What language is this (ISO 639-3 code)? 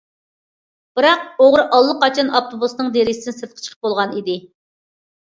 uig